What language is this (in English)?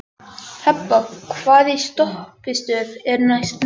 Icelandic